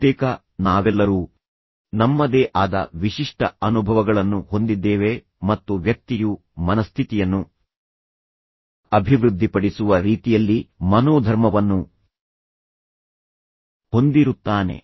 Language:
Kannada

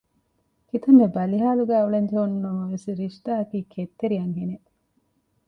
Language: Divehi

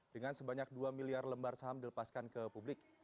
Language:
Indonesian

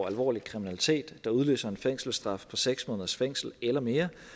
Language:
Danish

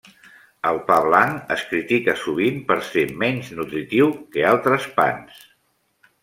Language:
Catalan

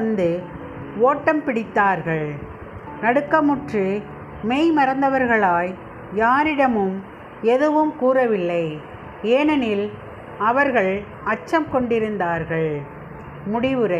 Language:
Tamil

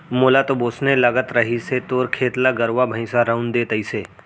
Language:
Chhattisgarhi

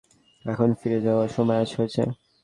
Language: Bangla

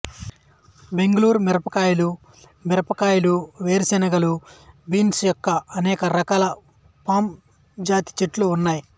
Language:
Telugu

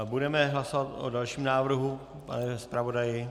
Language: Czech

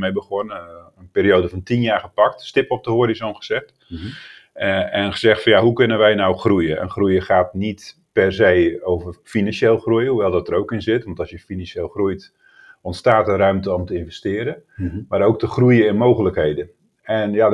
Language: Dutch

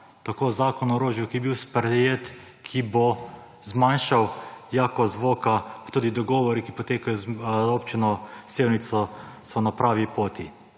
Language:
Slovenian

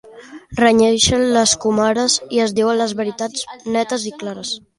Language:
Catalan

